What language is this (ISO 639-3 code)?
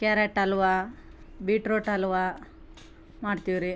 kan